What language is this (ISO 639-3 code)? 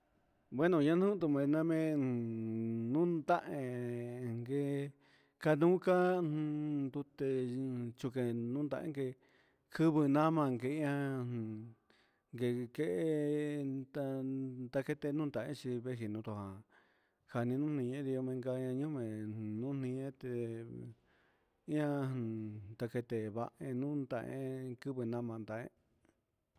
mxs